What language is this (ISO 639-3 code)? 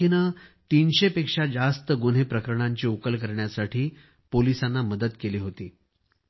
mar